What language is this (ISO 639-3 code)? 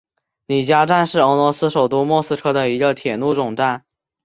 zho